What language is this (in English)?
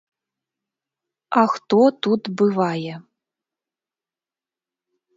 Belarusian